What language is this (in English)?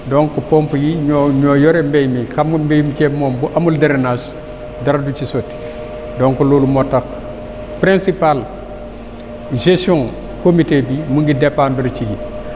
Wolof